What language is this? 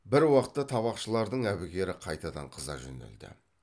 Kazakh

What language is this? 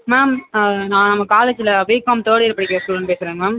Tamil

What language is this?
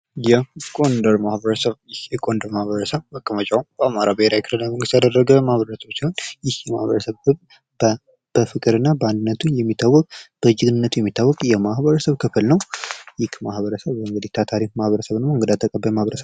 Amharic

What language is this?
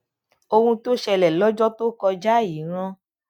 Yoruba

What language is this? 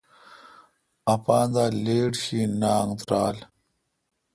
Kalkoti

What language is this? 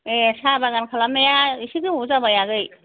Bodo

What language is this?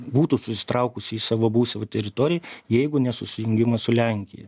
Lithuanian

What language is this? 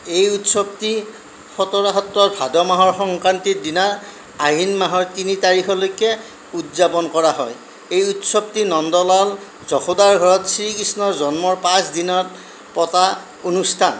Assamese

